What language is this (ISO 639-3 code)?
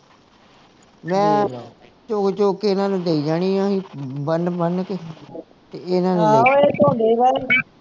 pan